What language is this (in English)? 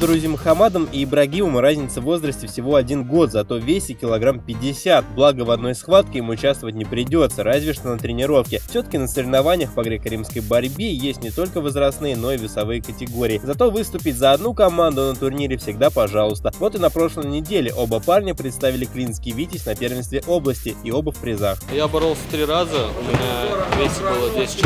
Russian